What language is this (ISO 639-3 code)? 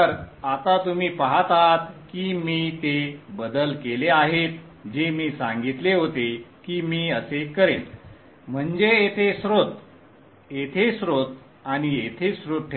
mar